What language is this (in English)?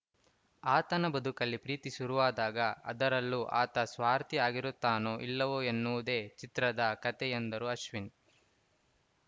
Kannada